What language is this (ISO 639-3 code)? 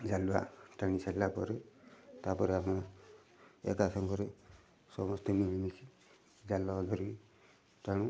ori